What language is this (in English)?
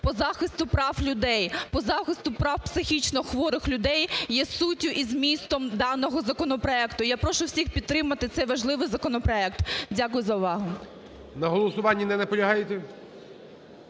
Ukrainian